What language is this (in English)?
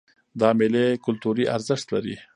Pashto